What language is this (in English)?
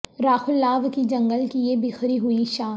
Urdu